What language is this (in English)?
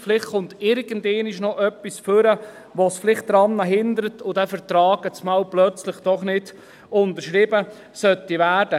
Swiss German